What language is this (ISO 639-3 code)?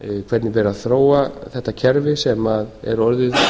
isl